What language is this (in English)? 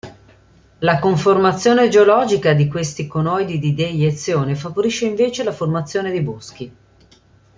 Italian